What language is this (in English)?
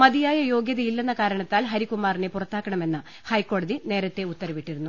Malayalam